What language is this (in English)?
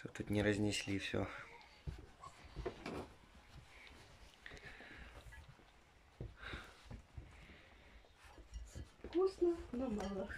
Russian